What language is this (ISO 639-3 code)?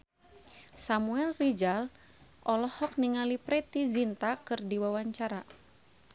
sun